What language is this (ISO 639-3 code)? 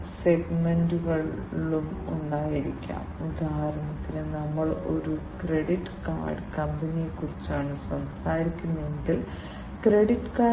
mal